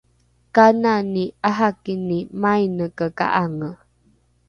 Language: Rukai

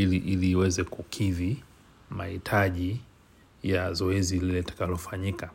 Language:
Swahili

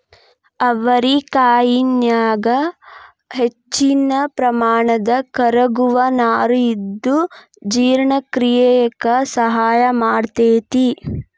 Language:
Kannada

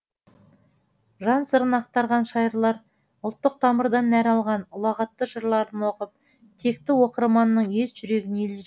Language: Kazakh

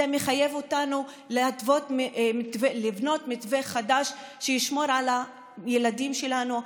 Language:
Hebrew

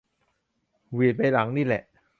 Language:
Thai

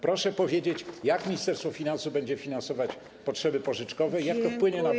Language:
Polish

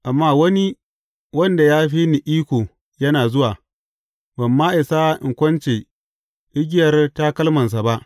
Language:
Hausa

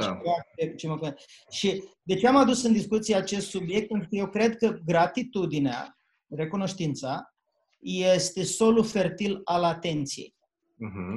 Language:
Romanian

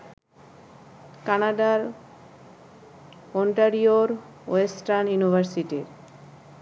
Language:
Bangla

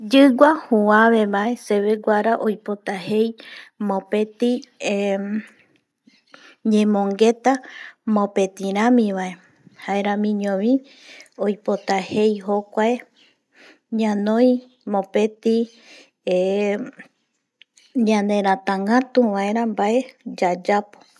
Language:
Eastern Bolivian Guaraní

